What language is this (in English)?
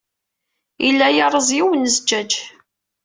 Kabyle